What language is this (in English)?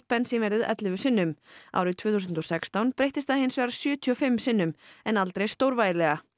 Icelandic